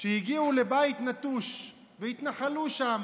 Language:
Hebrew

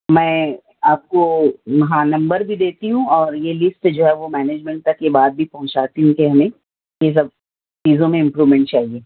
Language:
Urdu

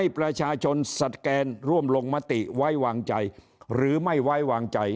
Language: Thai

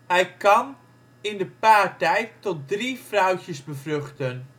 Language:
Dutch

